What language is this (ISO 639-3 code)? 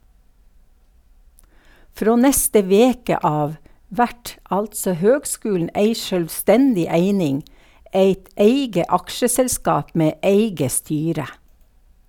nor